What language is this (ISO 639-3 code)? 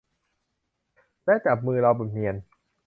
tha